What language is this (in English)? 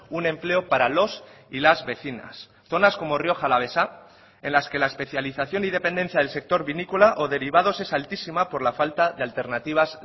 Spanish